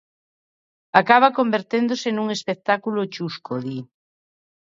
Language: Galician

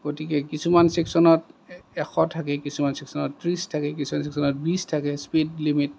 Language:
Assamese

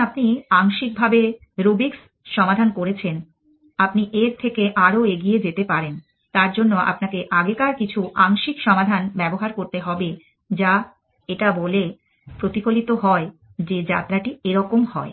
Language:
Bangla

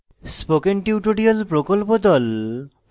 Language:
Bangla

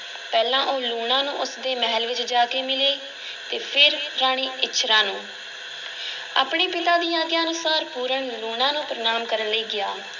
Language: Punjabi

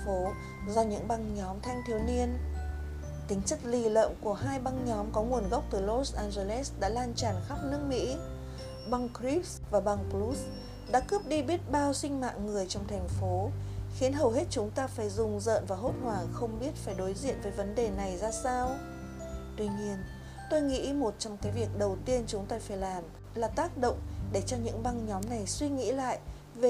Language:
Vietnamese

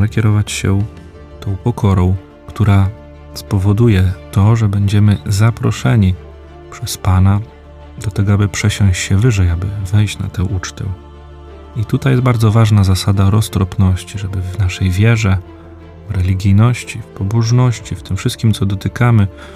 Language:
Polish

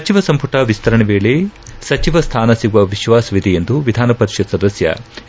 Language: Kannada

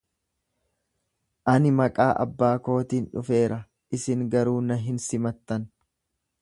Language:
Oromo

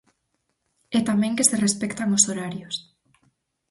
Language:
Galician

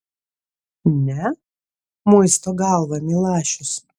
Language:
Lithuanian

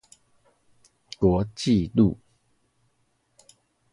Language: Chinese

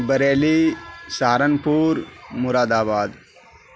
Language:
Urdu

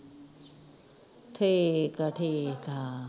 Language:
Punjabi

